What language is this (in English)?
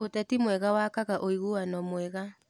Kikuyu